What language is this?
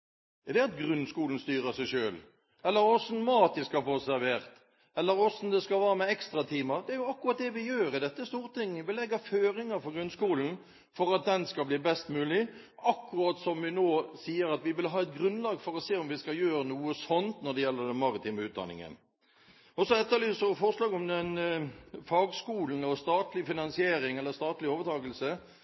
Norwegian Bokmål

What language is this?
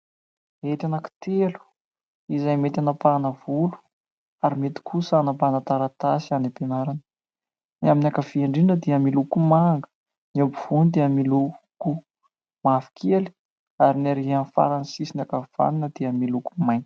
Malagasy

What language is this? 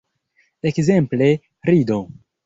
Esperanto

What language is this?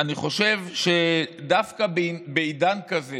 Hebrew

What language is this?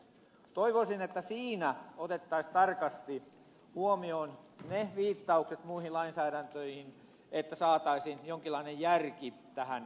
Finnish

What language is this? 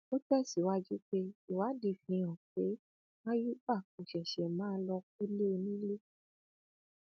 Yoruba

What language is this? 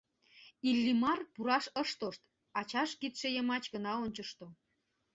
Mari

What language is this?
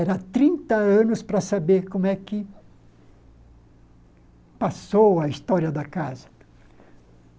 Portuguese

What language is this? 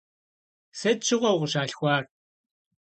Kabardian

